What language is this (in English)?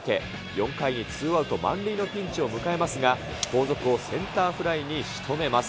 Japanese